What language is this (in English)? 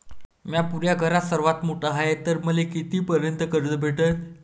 Marathi